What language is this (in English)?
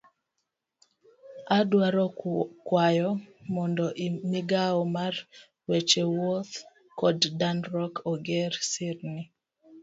Luo (Kenya and Tanzania)